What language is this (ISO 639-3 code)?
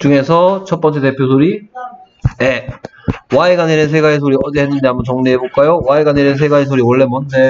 kor